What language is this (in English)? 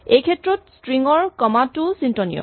Assamese